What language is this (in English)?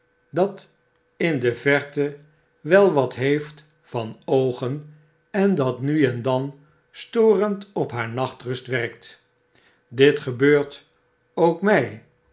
Dutch